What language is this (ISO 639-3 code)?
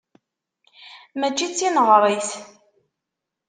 kab